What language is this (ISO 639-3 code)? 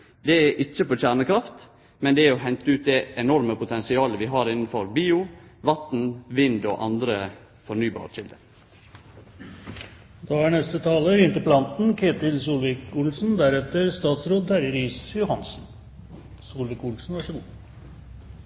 nno